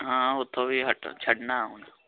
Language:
Punjabi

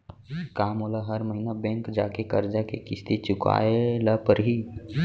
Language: Chhattisgarhi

